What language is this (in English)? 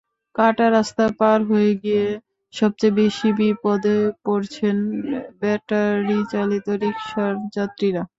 Bangla